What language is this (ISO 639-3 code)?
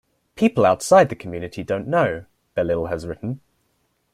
eng